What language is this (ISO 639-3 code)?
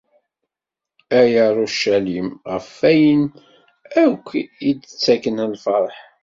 kab